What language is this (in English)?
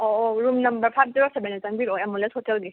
Manipuri